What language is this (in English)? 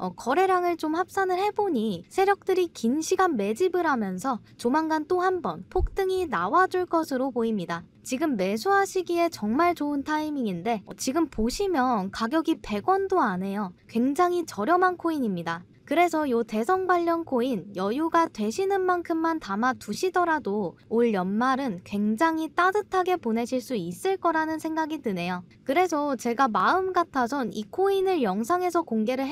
Korean